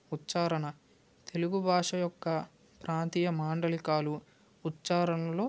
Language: Telugu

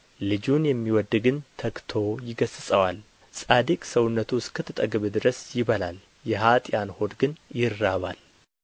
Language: Amharic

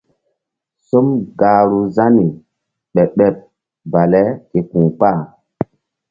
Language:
Mbum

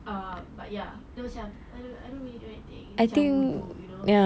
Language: English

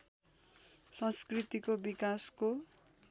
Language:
Nepali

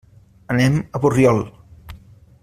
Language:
Catalan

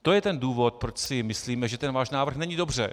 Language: Czech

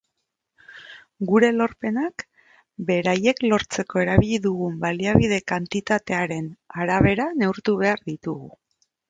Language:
Basque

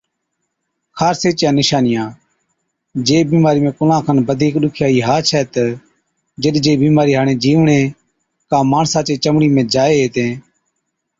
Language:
Od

